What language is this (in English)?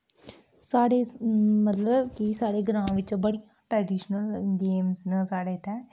Dogri